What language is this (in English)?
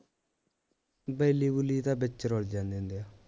Punjabi